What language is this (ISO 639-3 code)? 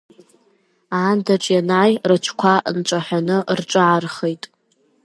abk